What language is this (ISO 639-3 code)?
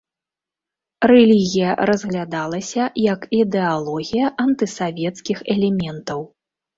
bel